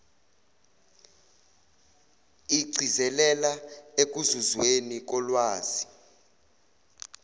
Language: Zulu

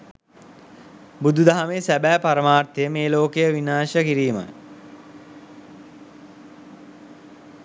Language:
Sinhala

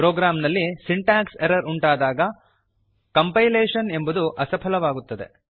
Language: Kannada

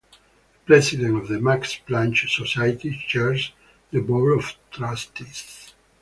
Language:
English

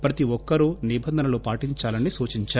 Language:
Telugu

